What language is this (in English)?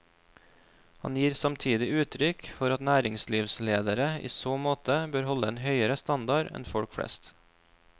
Norwegian